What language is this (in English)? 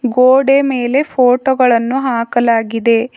Kannada